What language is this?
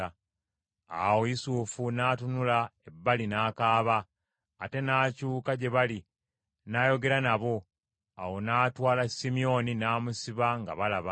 Ganda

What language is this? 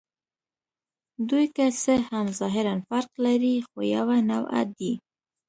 Pashto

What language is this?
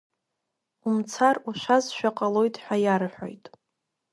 Abkhazian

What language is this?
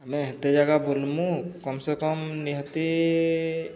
Odia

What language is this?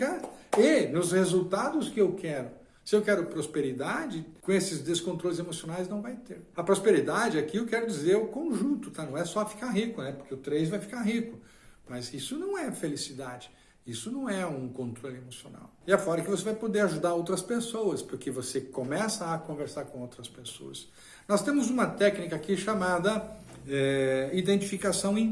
Portuguese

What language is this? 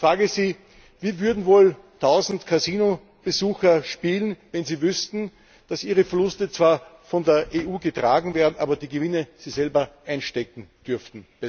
German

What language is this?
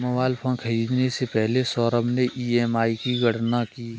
Hindi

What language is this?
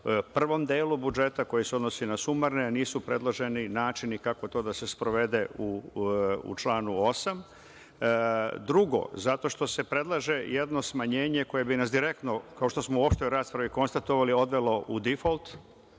Serbian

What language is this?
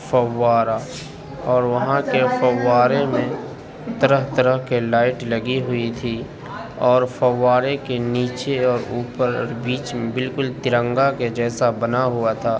Urdu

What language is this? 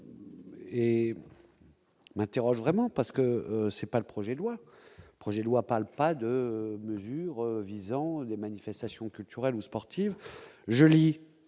French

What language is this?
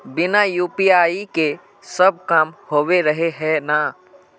Magahi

